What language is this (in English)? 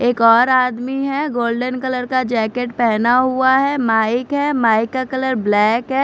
Hindi